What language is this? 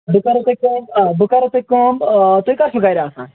Kashmiri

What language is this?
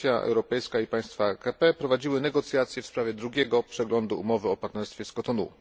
Polish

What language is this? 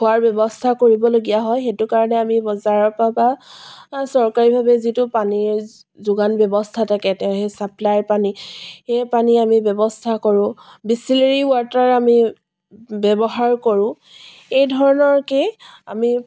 Assamese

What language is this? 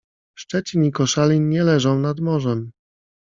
Polish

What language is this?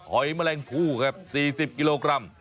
Thai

